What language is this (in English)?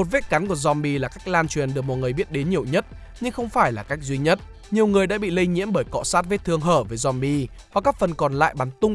Vietnamese